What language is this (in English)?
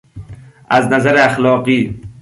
Persian